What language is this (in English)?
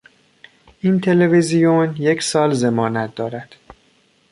Persian